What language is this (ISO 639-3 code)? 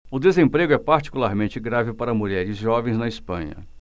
por